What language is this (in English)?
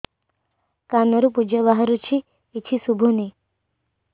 Odia